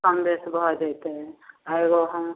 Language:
Maithili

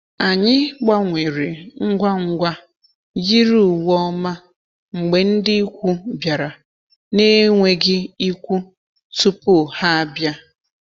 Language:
Igbo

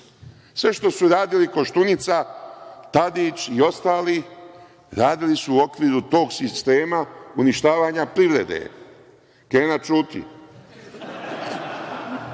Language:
Serbian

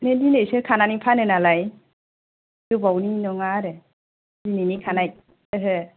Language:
Bodo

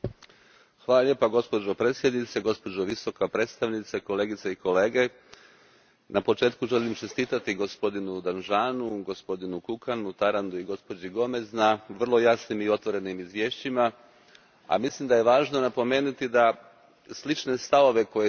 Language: Croatian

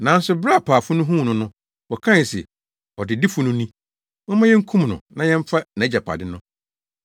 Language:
Akan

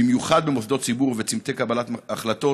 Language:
Hebrew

